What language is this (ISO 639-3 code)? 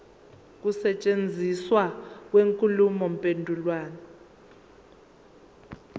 zul